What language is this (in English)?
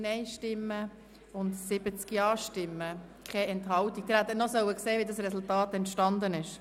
Swiss German